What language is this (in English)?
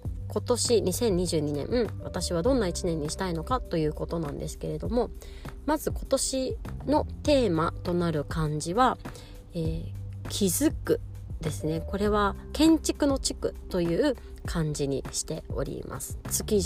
Japanese